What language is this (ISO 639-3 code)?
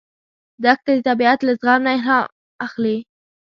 pus